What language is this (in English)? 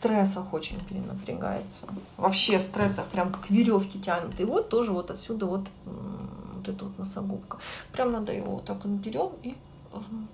Russian